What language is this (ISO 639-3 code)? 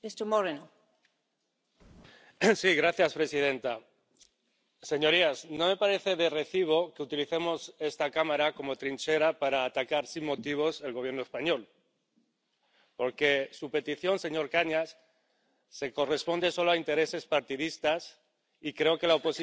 spa